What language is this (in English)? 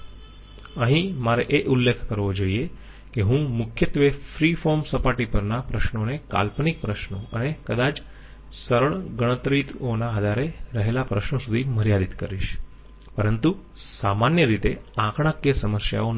Gujarati